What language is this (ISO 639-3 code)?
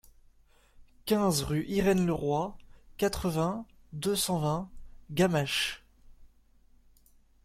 fra